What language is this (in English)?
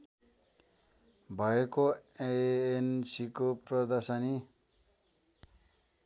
Nepali